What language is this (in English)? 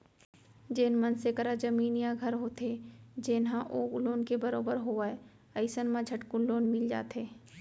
Chhattisgarhi